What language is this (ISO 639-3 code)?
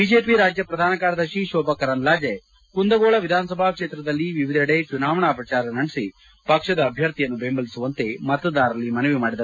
kan